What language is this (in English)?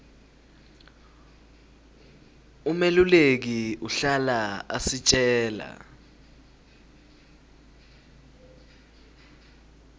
Swati